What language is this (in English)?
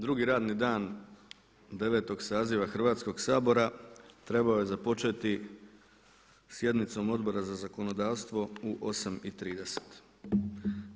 Croatian